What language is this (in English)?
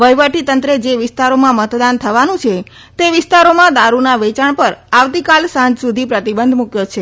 Gujarati